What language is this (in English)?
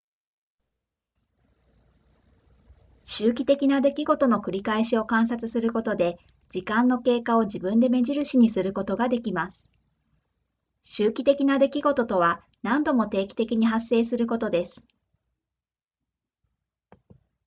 Japanese